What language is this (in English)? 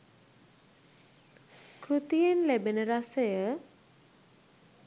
Sinhala